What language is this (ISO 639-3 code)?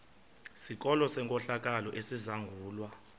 xho